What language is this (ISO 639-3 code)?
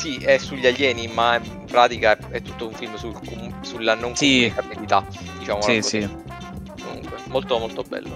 ita